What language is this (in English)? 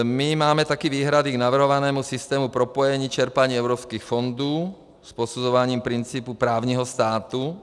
Czech